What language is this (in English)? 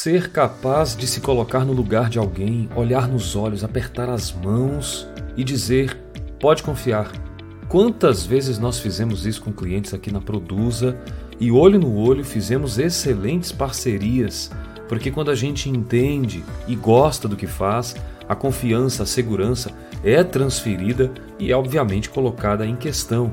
Portuguese